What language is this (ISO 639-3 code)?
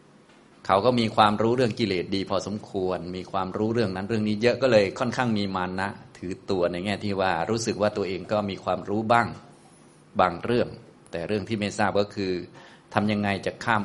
tha